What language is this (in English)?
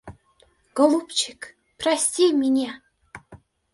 Russian